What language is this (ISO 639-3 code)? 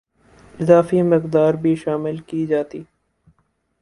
urd